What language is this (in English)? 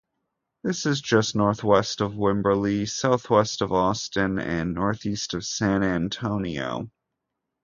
English